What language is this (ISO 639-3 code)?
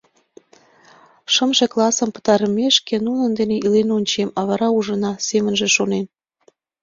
chm